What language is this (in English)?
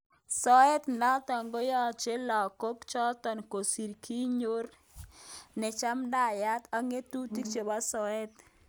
Kalenjin